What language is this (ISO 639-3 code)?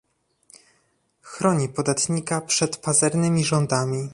pol